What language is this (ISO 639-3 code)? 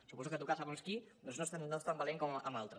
cat